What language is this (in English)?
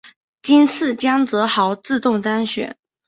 Chinese